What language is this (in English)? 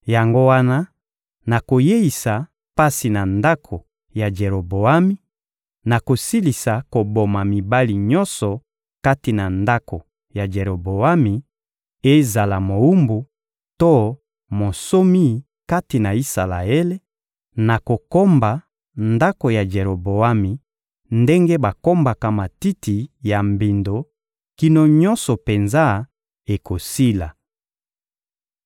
Lingala